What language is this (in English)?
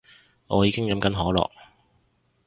Cantonese